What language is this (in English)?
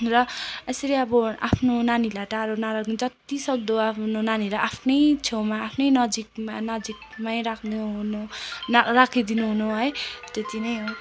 Nepali